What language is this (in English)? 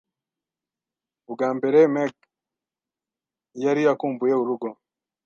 Kinyarwanda